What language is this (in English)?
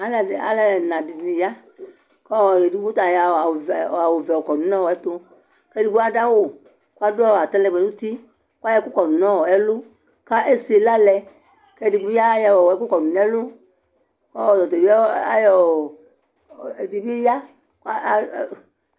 Ikposo